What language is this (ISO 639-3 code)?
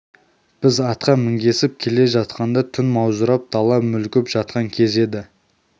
kaz